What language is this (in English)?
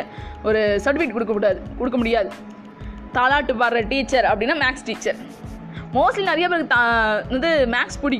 Tamil